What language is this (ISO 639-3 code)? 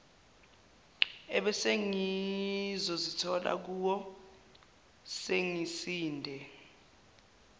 zul